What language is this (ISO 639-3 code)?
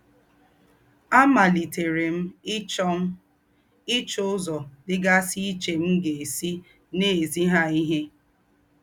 ibo